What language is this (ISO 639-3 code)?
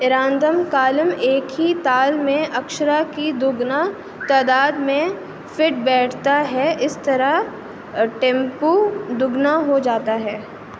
urd